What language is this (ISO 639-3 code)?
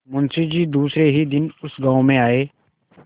hin